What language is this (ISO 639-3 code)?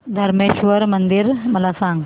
mar